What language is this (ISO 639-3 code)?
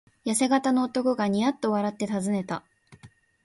jpn